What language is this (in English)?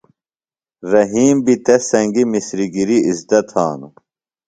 Phalura